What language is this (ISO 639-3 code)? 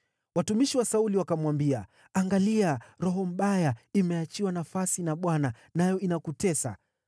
swa